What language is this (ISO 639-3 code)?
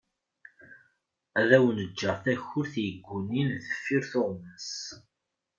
kab